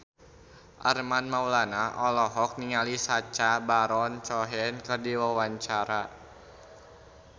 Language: Sundanese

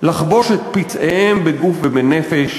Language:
Hebrew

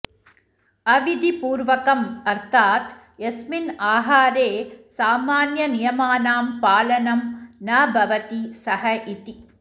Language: Sanskrit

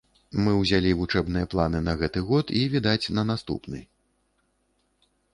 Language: Belarusian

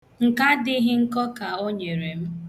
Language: Igbo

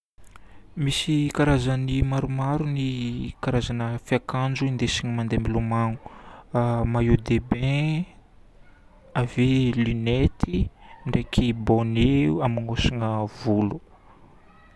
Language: Northern Betsimisaraka Malagasy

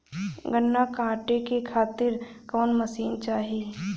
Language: Bhojpuri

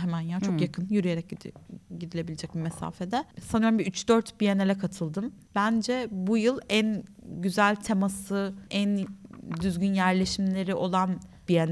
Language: Turkish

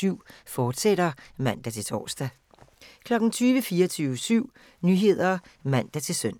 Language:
Danish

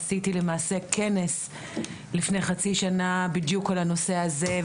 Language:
Hebrew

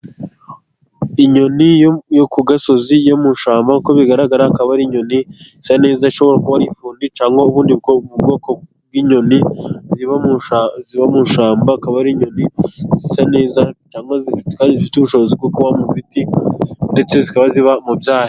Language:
Kinyarwanda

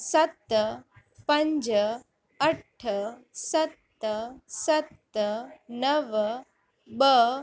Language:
Sindhi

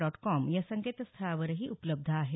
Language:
Marathi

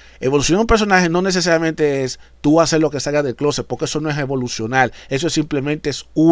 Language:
Spanish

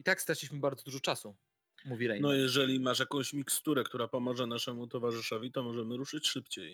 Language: Polish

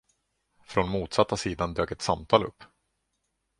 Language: Swedish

